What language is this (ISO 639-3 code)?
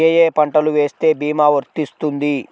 tel